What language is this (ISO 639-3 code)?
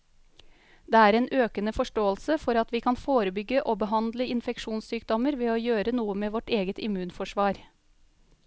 nor